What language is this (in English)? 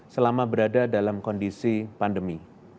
Indonesian